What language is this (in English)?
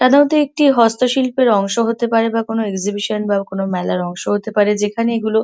Bangla